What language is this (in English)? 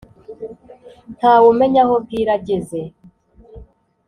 Kinyarwanda